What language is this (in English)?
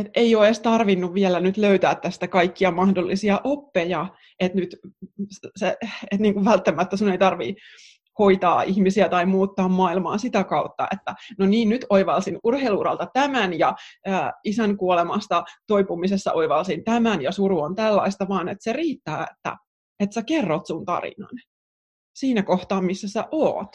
Finnish